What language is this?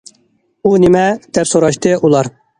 Uyghur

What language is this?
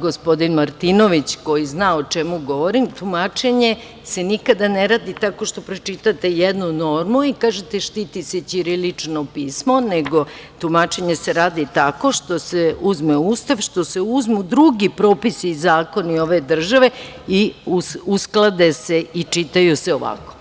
Serbian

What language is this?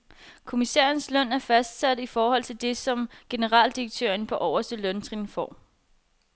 Danish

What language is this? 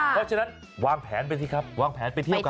Thai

